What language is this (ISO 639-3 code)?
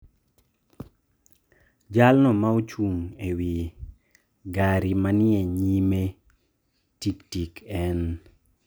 luo